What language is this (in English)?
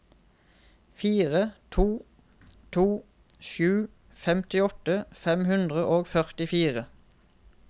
Norwegian